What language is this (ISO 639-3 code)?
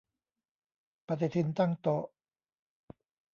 tha